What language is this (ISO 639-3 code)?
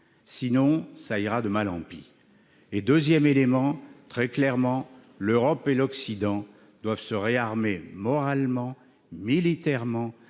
fra